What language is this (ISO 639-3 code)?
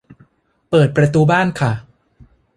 tha